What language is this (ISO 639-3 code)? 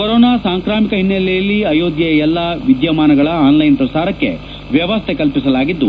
kan